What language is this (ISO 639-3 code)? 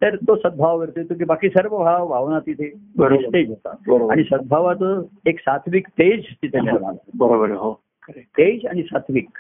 mar